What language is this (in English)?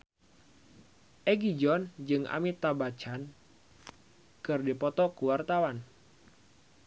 Sundanese